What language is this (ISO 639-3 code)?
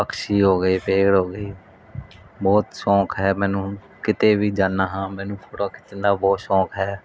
pan